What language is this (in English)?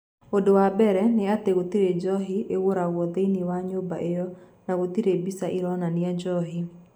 Kikuyu